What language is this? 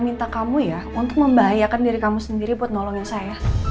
Indonesian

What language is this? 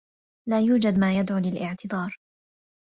Arabic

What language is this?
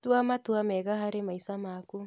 Kikuyu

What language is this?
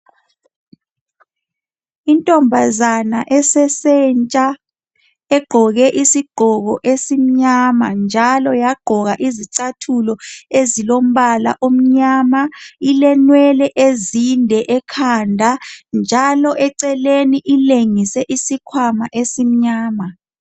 North Ndebele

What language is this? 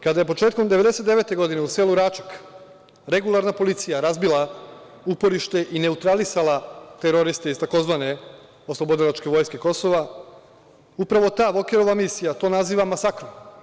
Serbian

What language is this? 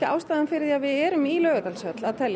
Icelandic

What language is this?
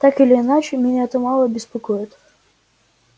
Russian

